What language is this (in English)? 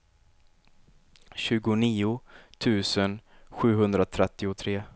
Swedish